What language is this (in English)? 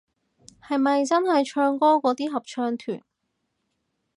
Cantonese